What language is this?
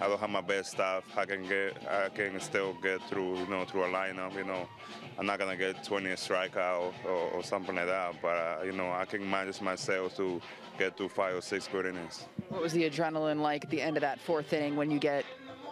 English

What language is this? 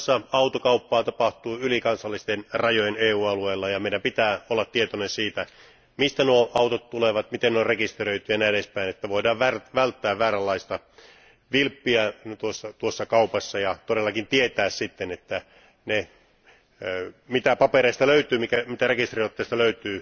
Finnish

